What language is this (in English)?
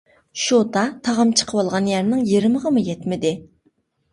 Uyghur